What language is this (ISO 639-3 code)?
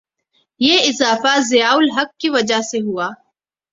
urd